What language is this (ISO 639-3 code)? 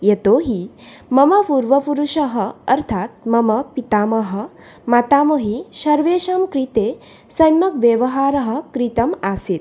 san